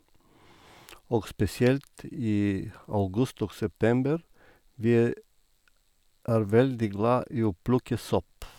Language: Norwegian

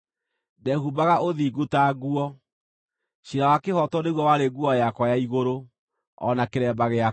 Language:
Kikuyu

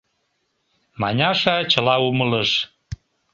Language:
Mari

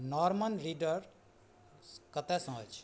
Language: Maithili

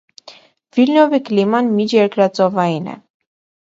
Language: Armenian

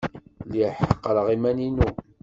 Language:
Kabyle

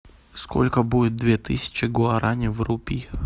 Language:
Russian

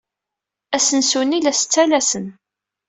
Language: Kabyle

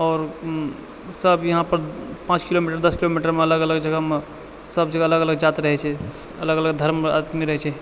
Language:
Maithili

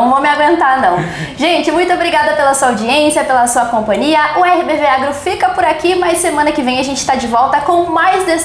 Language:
Portuguese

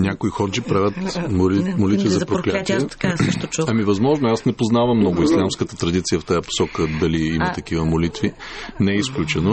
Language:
Bulgarian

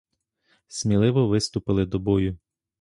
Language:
Ukrainian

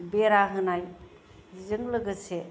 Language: Bodo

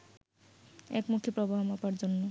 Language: Bangla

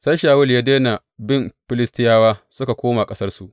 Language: Hausa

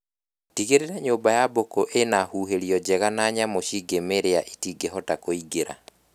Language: Kikuyu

